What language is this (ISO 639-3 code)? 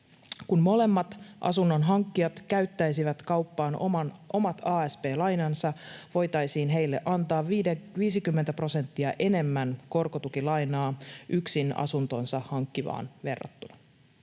fin